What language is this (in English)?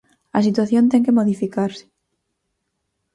Galician